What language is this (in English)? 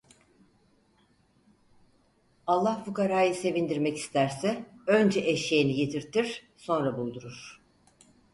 Turkish